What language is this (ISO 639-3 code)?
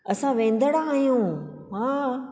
snd